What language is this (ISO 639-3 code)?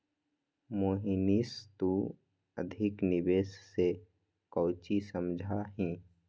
mag